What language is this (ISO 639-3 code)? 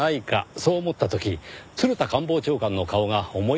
jpn